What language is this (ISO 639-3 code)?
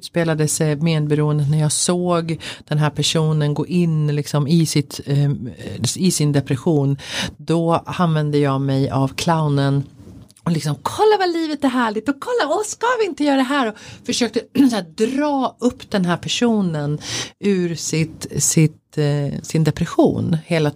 swe